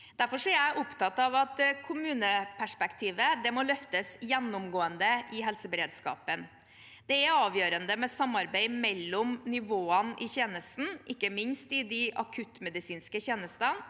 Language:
Norwegian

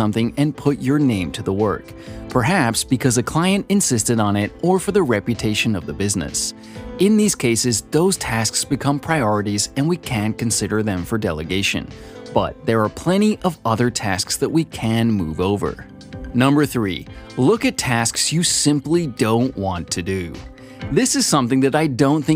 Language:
English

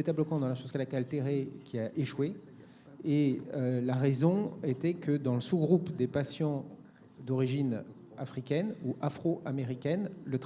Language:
French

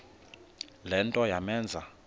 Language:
Xhosa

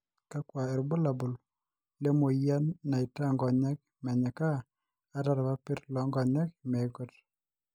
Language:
Masai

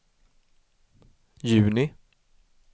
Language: Swedish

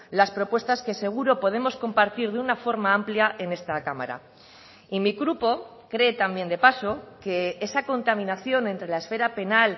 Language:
Spanish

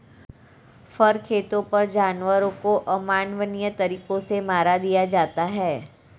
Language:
Hindi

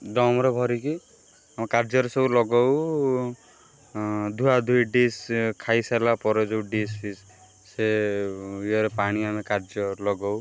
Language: Odia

